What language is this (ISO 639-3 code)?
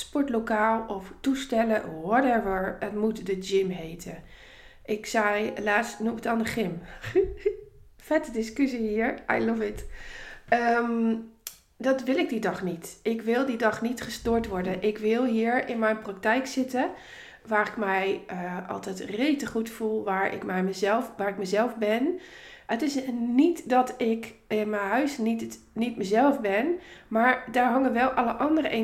nld